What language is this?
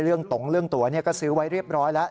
Thai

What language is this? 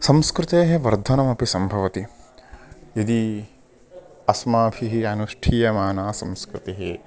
Sanskrit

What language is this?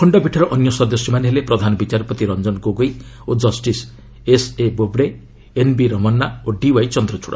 Odia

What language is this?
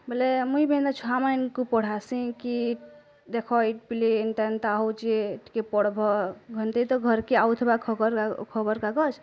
Odia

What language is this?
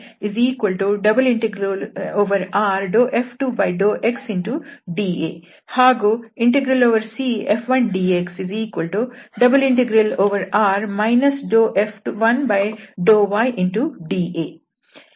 Kannada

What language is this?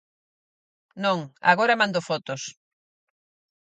Galician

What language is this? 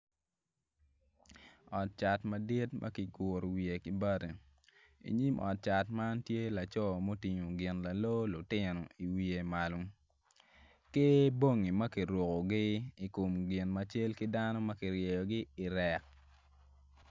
Acoli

